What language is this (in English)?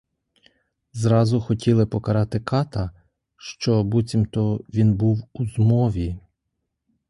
Ukrainian